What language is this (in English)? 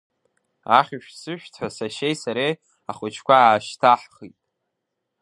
Abkhazian